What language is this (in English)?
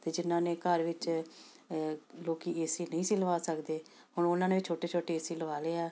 Punjabi